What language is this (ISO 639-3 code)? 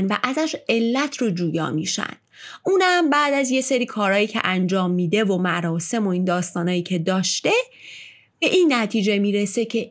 fas